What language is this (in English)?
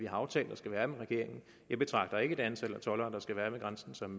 Danish